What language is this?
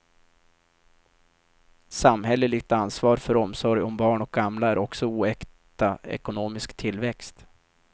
Swedish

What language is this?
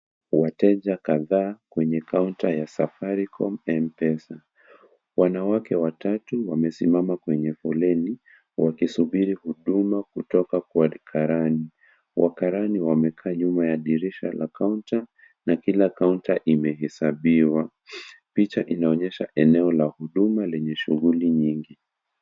Swahili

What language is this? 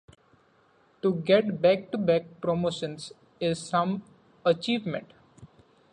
English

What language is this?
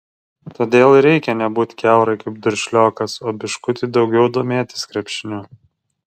Lithuanian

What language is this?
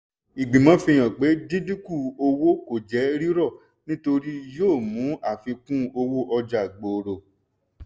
Yoruba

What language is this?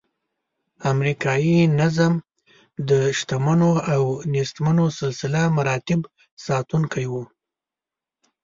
Pashto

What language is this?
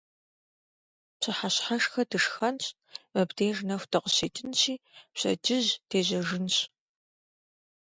Kabardian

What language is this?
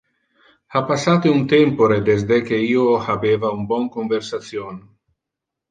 Interlingua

